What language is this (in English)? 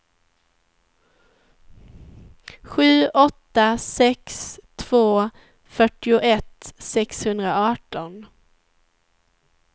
Swedish